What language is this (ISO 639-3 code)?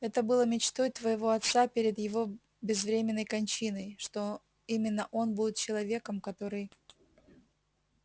rus